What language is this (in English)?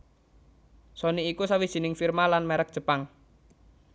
Javanese